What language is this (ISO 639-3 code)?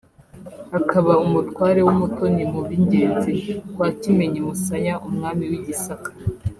kin